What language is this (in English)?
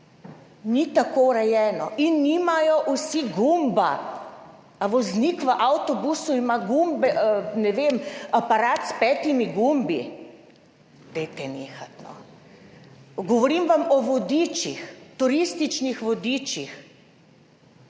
Slovenian